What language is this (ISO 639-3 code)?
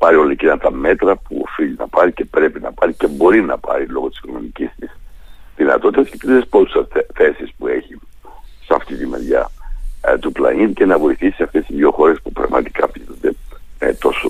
ell